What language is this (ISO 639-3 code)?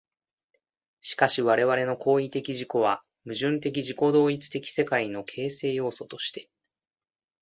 jpn